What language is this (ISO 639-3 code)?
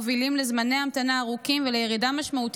heb